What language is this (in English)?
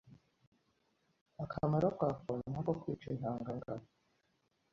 Kinyarwanda